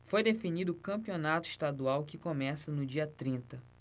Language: Portuguese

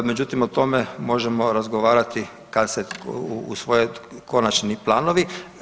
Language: Croatian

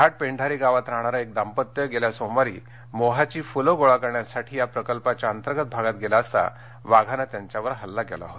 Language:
Marathi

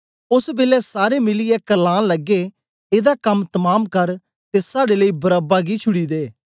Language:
Dogri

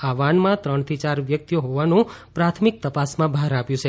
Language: Gujarati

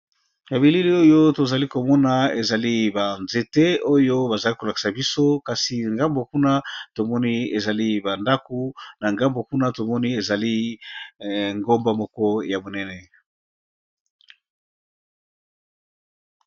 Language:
Lingala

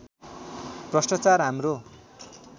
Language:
Nepali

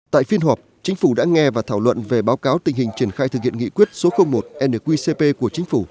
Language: Vietnamese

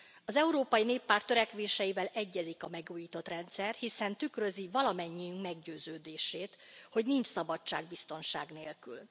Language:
Hungarian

